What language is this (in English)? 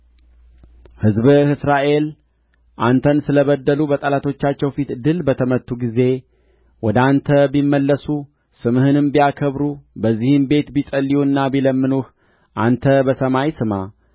Amharic